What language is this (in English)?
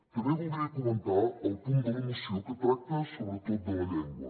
Catalan